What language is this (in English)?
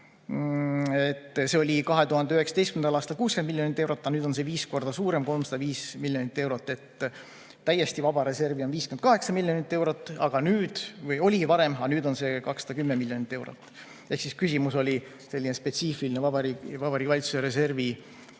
Estonian